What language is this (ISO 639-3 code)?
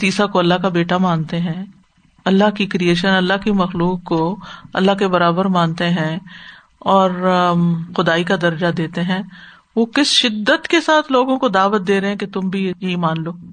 urd